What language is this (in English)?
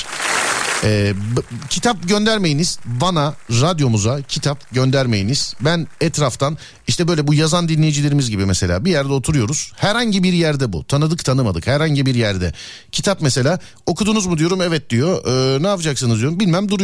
Turkish